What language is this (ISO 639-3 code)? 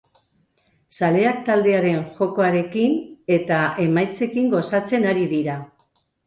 eus